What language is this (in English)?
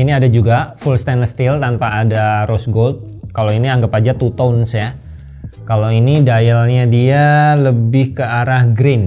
Indonesian